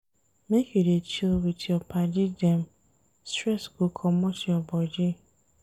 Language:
Nigerian Pidgin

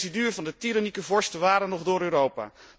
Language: Dutch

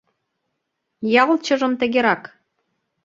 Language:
Mari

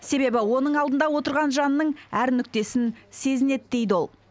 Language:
Kazakh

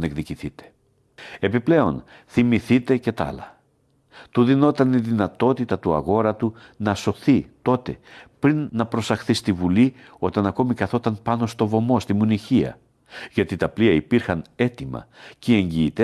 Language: Greek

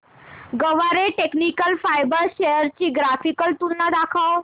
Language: Marathi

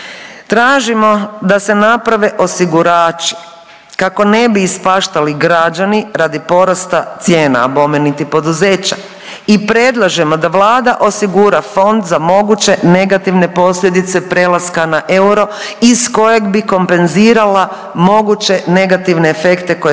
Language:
Croatian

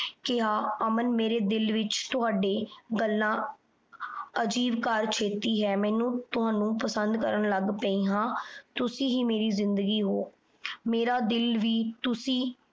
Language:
Punjabi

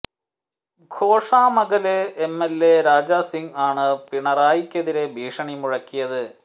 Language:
Malayalam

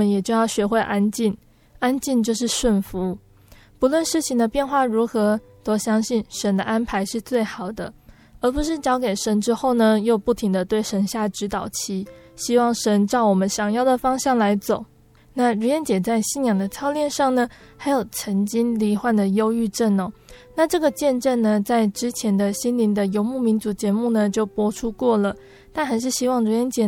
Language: Chinese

